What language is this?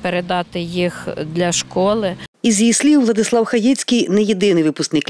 Ukrainian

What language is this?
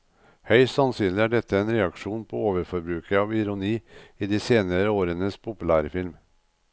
Norwegian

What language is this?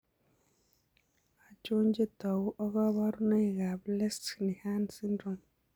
Kalenjin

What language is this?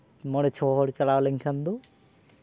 Santali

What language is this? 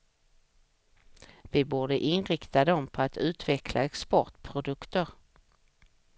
Swedish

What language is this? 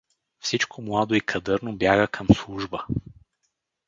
Bulgarian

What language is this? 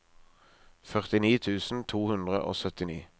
Norwegian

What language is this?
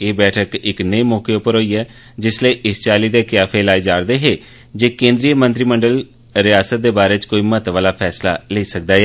Dogri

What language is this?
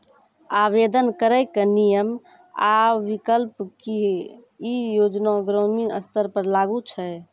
Maithili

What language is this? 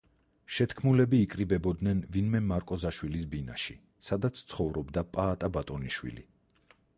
Georgian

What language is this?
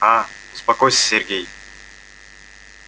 Russian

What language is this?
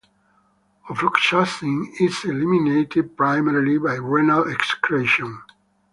English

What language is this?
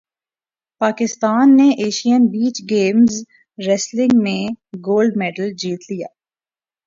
Urdu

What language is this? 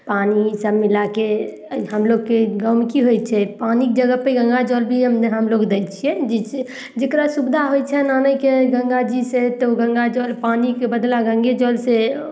Maithili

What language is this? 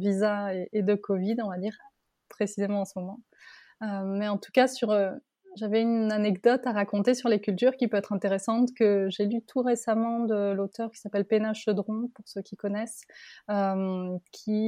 French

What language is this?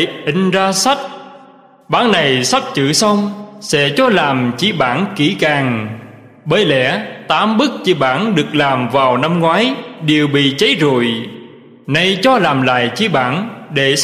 Vietnamese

